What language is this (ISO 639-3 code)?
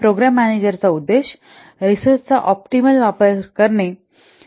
mar